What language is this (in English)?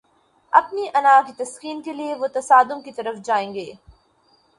Urdu